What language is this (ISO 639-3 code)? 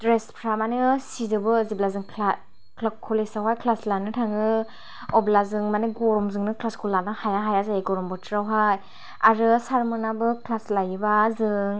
brx